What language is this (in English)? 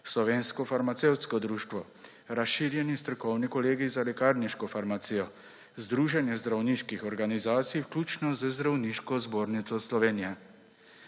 Slovenian